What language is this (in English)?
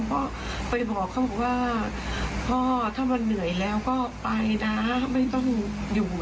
Thai